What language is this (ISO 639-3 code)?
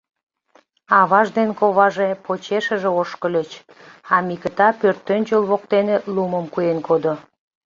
chm